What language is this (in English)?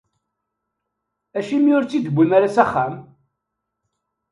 Kabyle